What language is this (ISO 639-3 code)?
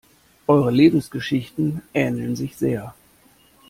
deu